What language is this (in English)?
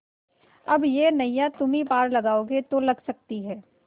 Hindi